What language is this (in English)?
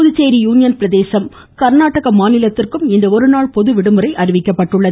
Tamil